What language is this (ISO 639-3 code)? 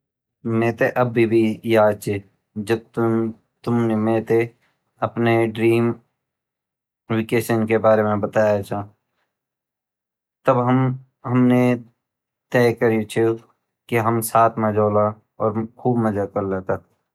gbm